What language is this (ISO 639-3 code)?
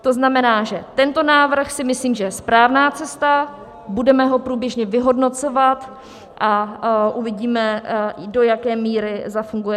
ces